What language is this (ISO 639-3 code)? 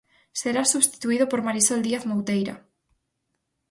glg